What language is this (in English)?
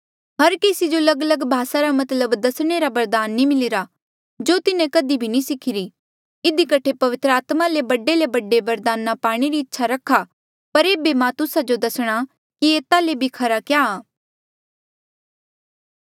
Mandeali